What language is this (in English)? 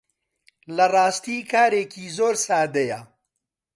Central Kurdish